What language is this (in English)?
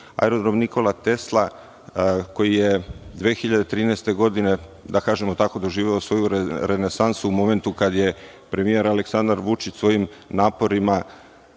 Serbian